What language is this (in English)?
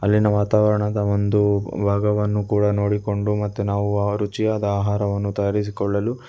Kannada